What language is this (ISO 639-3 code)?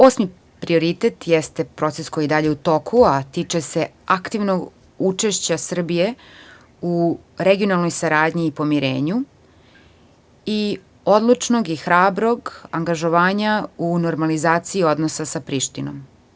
srp